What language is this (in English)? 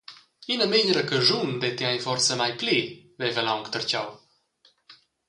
Romansh